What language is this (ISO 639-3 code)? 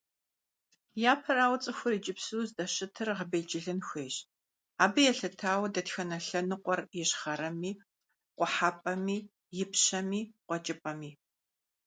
kbd